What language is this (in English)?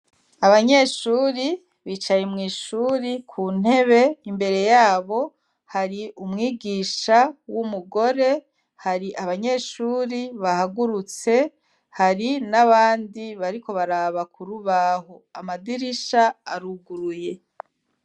Rundi